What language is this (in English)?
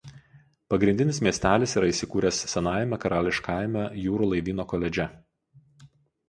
Lithuanian